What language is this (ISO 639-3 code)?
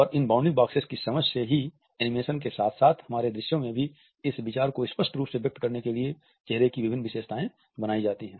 hin